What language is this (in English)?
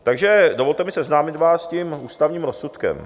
Czech